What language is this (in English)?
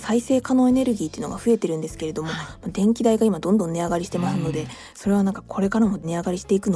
Japanese